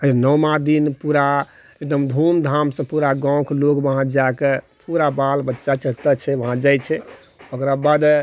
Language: Maithili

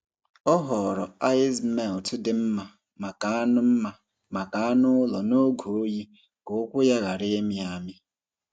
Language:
Igbo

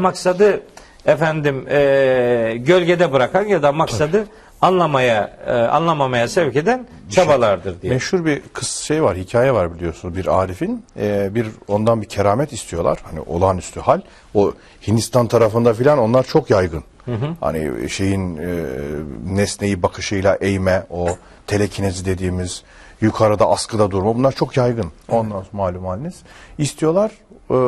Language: Turkish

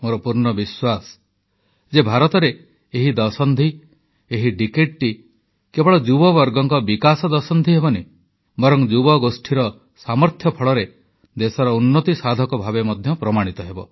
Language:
Odia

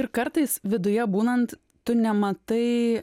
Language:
Lithuanian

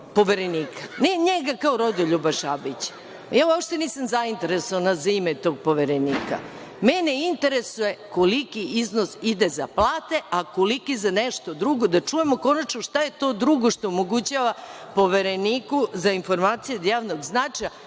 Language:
Serbian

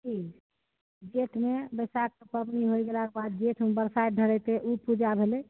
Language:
Maithili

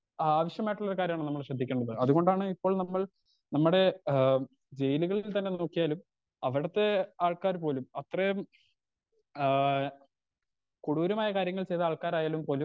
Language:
Malayalam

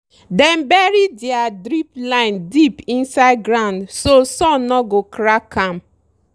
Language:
Nigerian Pidgin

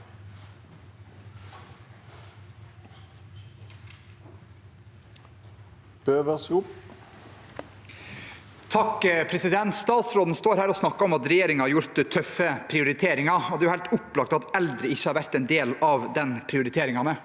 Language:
Norwegian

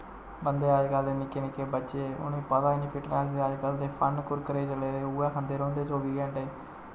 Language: Dogri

